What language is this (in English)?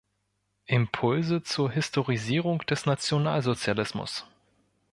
German